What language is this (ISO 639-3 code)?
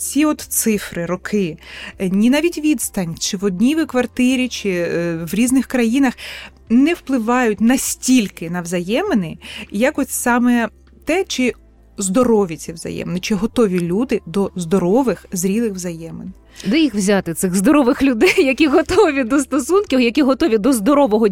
ukr